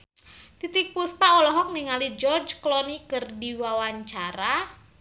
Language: Sundanese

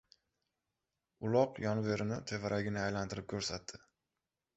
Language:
Uzbek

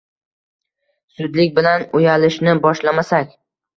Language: Uzbek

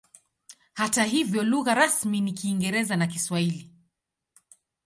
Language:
Swahili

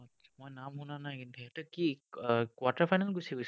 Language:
Assamese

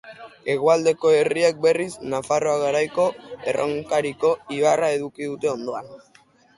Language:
Basque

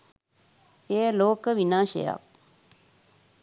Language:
Sinhala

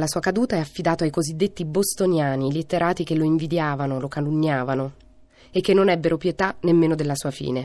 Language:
Italian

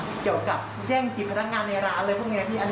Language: Thai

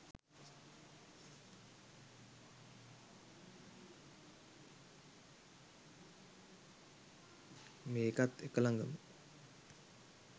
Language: Sinhala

